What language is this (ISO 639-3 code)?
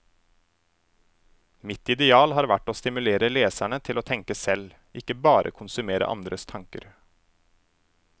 nor